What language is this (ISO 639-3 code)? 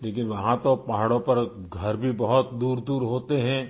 urd